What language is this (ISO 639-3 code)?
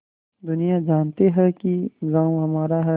hin